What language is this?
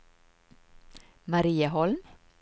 Swedish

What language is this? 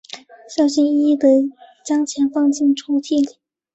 Chinese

